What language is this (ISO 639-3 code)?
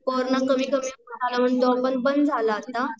mar